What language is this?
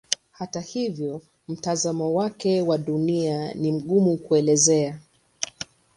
Swahili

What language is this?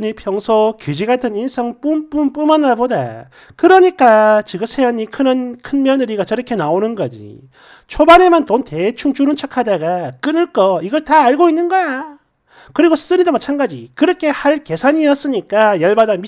Korean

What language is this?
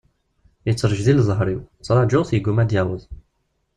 Kabyle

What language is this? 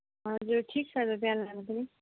Nepali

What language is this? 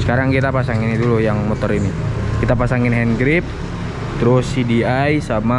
Indonesian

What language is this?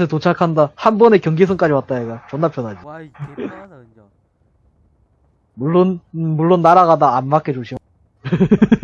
Korean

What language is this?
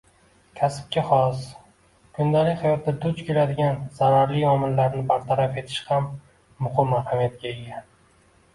Uzbek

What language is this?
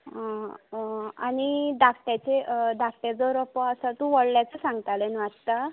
Konkani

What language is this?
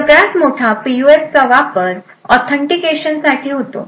Marathi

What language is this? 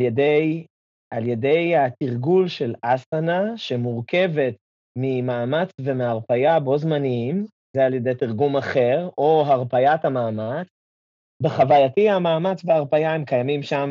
Hebrew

